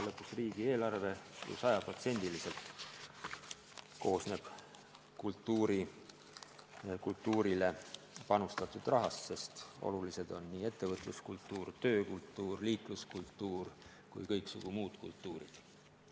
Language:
Estonian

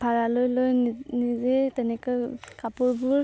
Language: Assamese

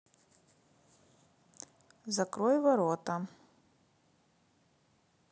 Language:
Russian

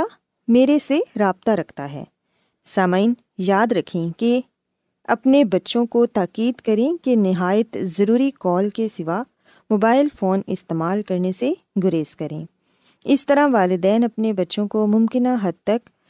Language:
Urdu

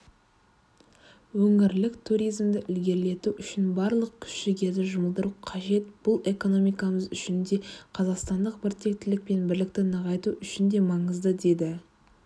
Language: Kazakh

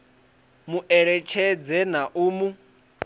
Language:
Venda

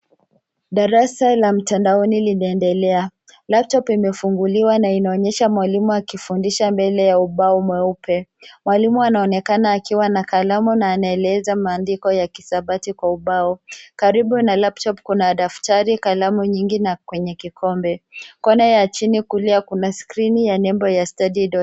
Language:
Swahili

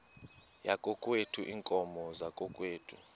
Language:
Xhosa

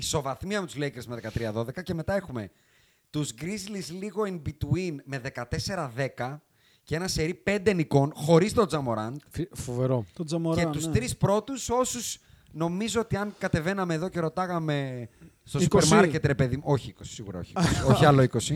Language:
Greek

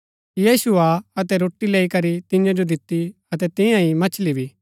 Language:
Gaddi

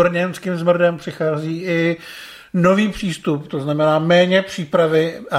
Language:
Czech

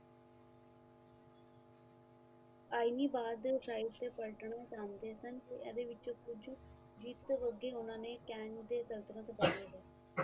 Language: Punjabi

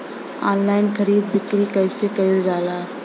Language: Bhojpuri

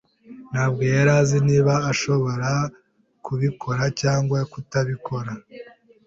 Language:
Kinyarwanda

